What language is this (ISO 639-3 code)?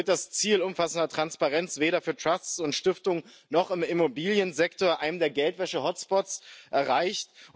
deu